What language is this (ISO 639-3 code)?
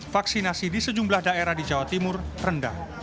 ind